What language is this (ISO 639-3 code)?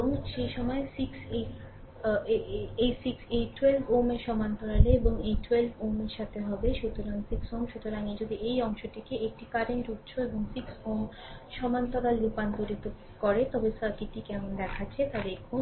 ben